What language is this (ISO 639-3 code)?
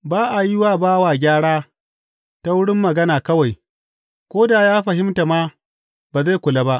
hau